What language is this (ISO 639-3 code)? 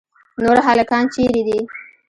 pus